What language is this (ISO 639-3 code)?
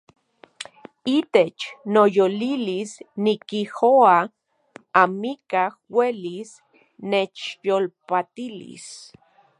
ncx